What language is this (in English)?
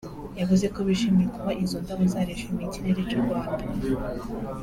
Kinyarwanda